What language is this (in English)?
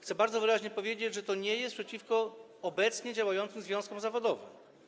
Polish